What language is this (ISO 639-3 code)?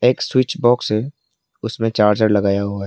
hin